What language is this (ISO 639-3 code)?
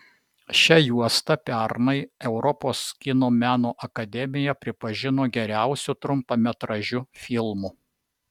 lit